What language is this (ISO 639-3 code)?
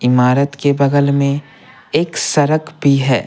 hin